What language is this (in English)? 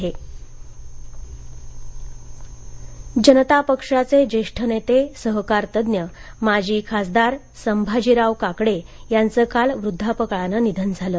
Marathi